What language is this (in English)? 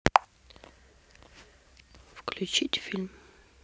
Russian